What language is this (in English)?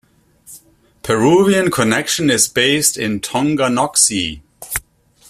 English